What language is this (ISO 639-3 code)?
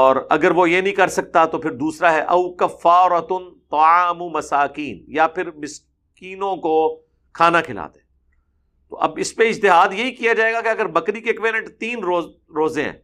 urd